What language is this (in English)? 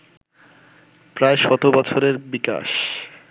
Bangla